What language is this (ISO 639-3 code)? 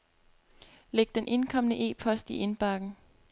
dan